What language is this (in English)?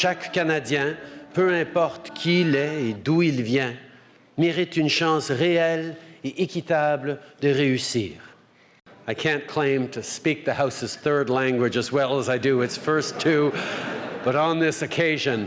English